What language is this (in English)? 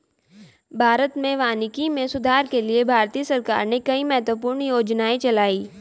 Hindi